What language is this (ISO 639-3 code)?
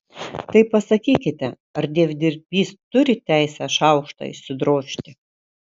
lit